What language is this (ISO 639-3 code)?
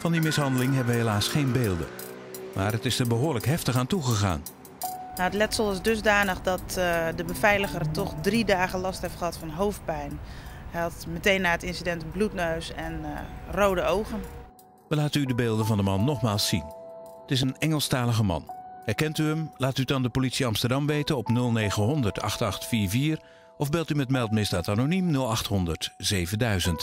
nld